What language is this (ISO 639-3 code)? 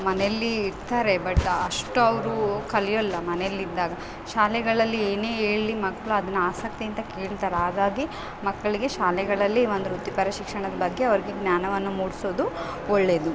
kan